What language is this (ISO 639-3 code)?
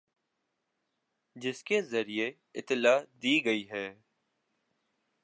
urd